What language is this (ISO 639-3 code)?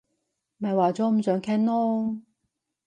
yue